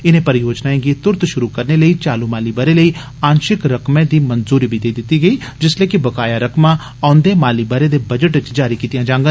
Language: Dogri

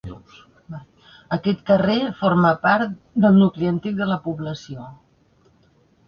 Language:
Catalan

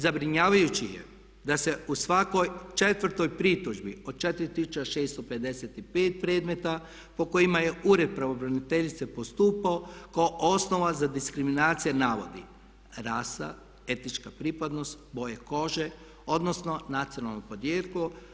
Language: Croatian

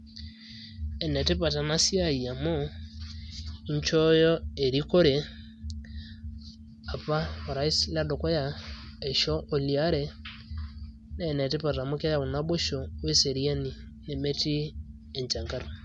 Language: Masai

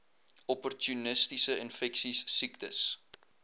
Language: Afrikaans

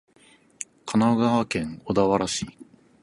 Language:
Japanese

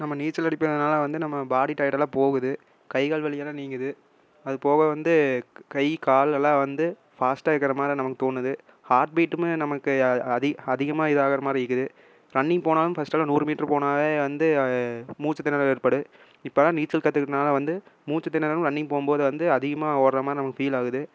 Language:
Tamil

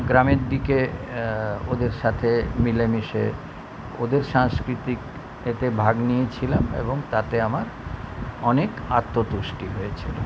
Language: Bangla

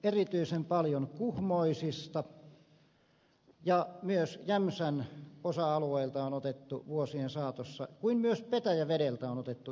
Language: Finnish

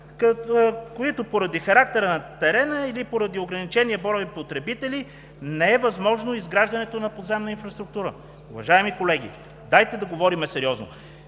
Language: Bulgarian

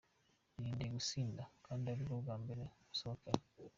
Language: Kinyarwanda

